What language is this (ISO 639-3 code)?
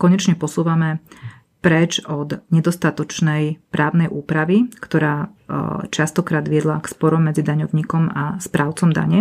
slk